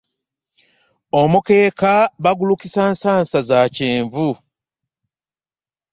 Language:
Ganda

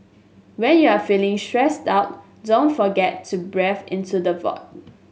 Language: English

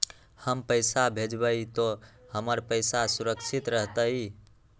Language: Magahi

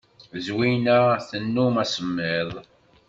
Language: Kabyle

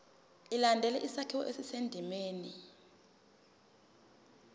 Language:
Zulu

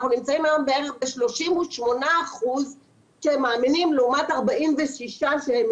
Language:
Hebrew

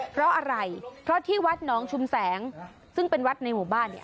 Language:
Thai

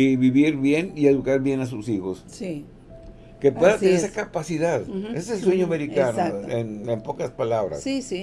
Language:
Spanish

